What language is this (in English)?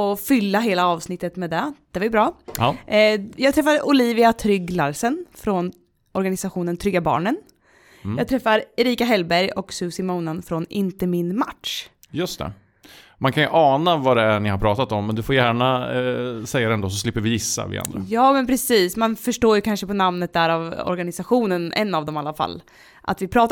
Swedish